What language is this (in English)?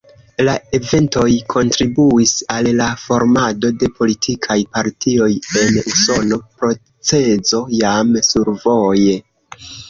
Esperanto